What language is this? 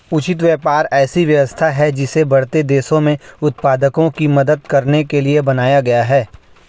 Hindi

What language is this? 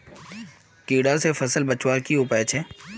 Magahi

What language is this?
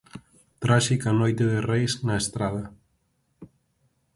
Galician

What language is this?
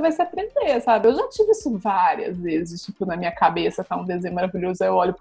Portuguese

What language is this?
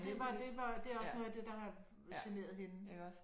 Danish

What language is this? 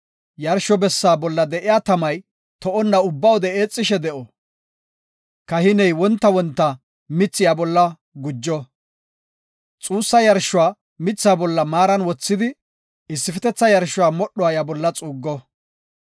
Gofa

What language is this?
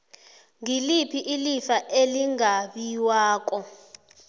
South Ndebele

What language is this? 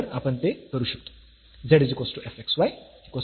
Marathi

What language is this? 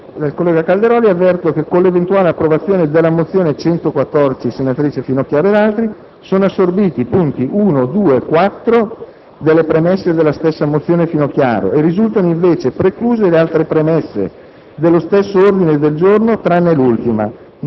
Italian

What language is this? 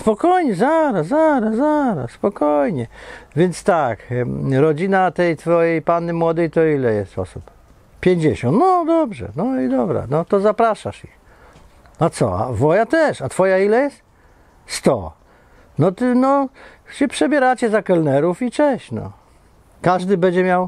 Polish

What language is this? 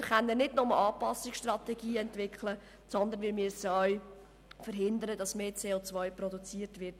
Swiss German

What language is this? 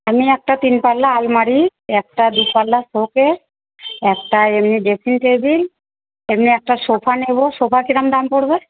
Bangla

